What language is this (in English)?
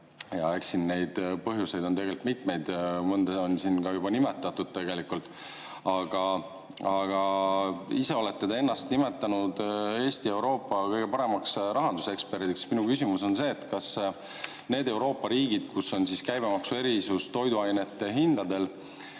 Estonian